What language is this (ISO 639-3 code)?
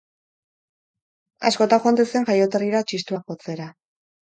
eus